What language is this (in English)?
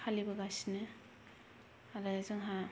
Bodo